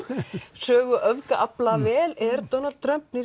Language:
Icelandic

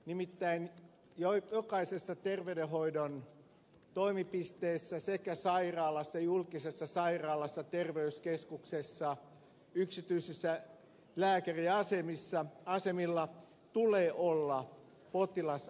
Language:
Finnish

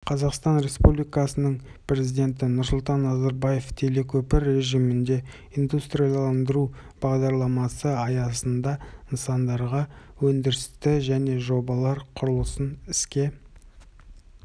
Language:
Kazakh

